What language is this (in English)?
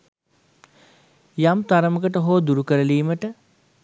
Sinhala